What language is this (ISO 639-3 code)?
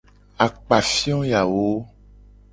gej